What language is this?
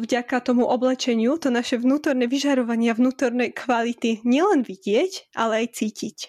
Slovak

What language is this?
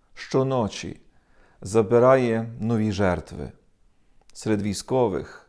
Ukrainian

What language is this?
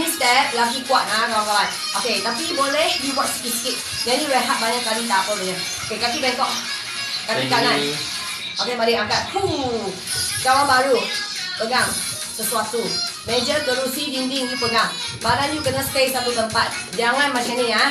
Malay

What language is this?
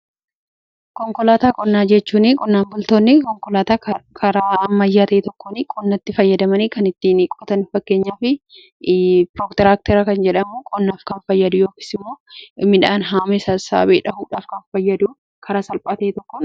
Oromo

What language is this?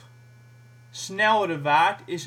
Dutch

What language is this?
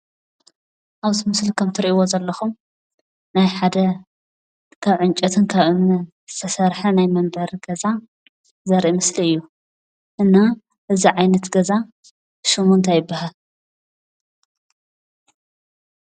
Tigrinya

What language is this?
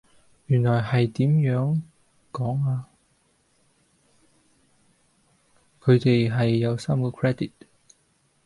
Cantonese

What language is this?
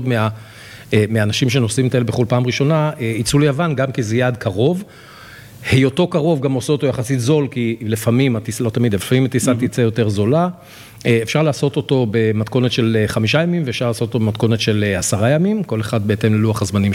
Hebrew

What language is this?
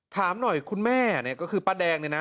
Thai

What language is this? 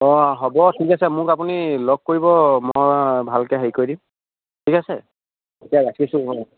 Assamese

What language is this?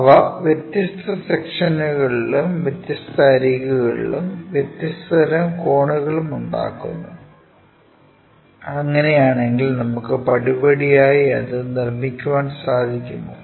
Malayalam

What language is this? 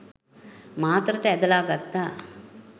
Sinhala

